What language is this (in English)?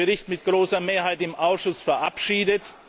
German